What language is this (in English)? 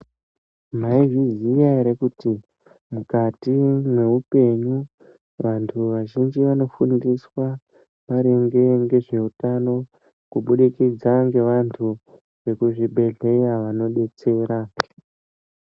Ndau